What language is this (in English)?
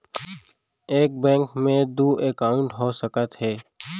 Chhattisgarhi